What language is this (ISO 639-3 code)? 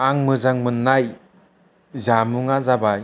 brx